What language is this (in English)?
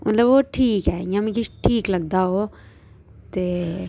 Dogri